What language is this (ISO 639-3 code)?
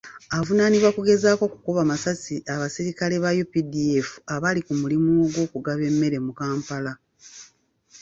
lug